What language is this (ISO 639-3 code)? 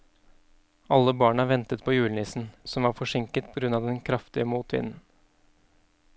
nor